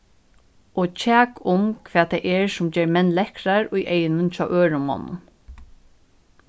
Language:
Faroese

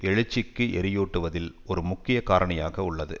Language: Tamil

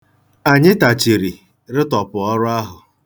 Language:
Igbo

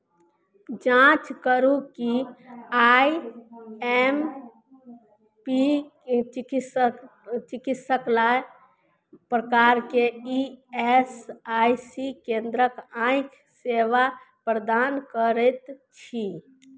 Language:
Maithili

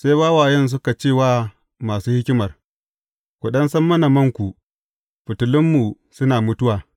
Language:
Hausa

